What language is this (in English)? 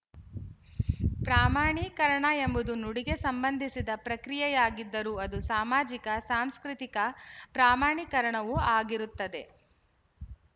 Kannada